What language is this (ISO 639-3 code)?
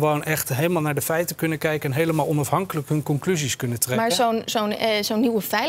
nld